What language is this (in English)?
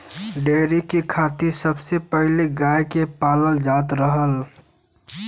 Bhojpuri